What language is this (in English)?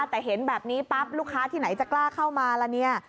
Thai